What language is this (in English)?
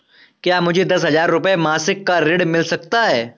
Hindi